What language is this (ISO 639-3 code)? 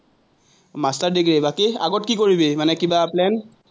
asm